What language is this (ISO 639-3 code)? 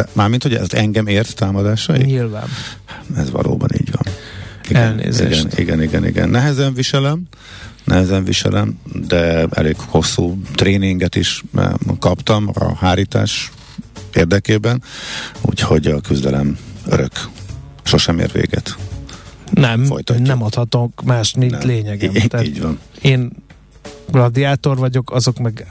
hun